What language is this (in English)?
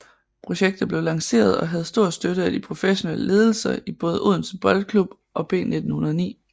Danish